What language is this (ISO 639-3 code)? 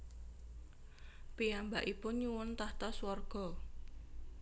jav